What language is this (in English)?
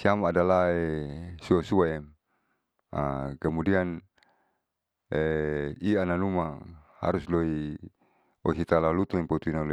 Saleman